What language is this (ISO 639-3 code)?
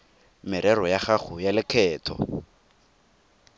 tsn